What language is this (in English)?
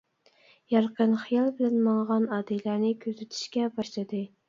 Uyghur